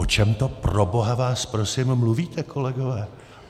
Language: Czech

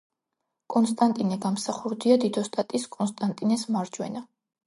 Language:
Georgian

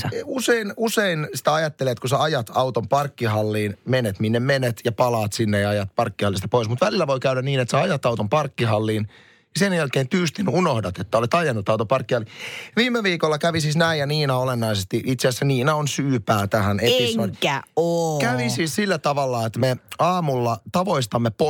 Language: Finnish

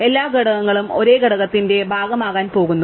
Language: Malayalam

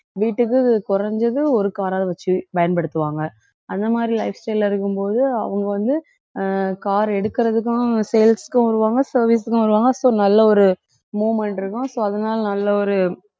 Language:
Tamil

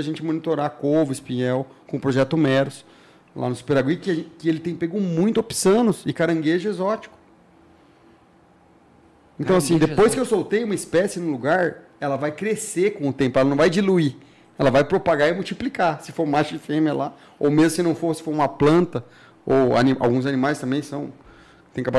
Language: Portuguese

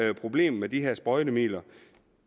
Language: Danish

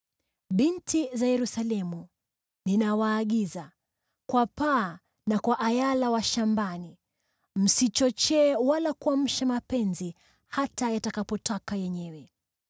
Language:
Swahili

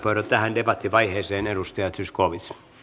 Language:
Finnish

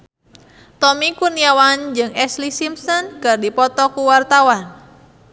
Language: Sundanese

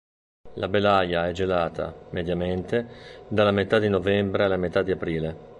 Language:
Italian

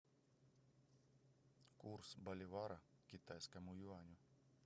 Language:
Russian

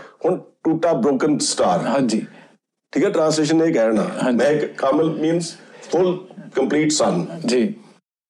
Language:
Punjabi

